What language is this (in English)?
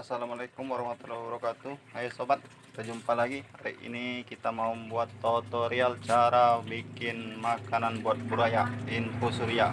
Indonesian